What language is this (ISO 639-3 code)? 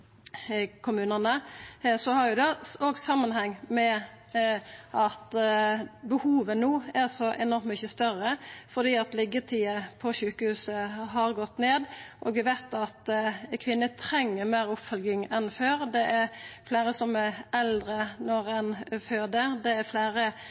nno